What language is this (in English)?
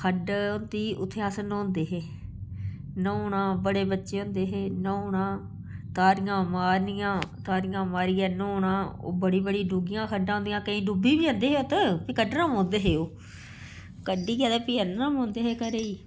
Dogri